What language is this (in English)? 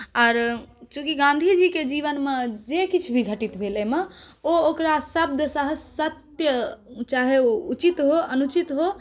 Maithili